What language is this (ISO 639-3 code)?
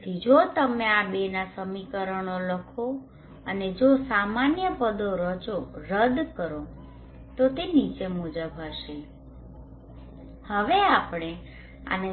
guj